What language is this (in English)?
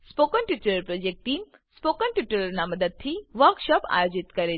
Gujarati